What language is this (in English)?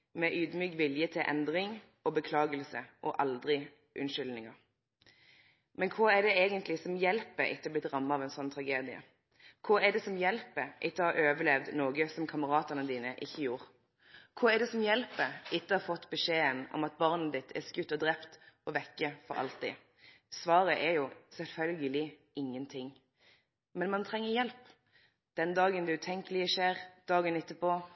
Norwegian Nynorsk